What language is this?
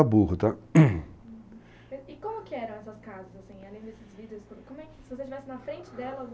Portuguese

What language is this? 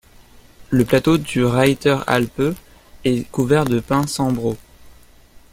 French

